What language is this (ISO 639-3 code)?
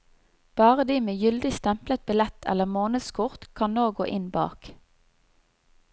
nor